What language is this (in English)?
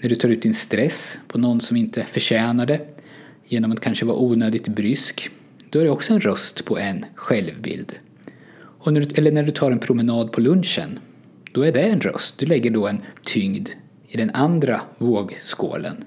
Swedish